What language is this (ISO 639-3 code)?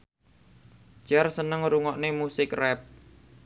jav